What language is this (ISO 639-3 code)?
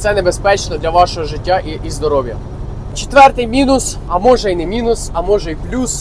ukr